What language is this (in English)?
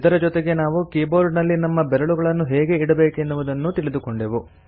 Kannada